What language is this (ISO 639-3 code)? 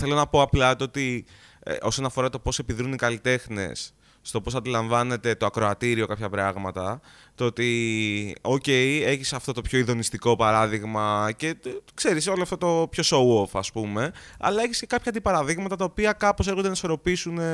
ell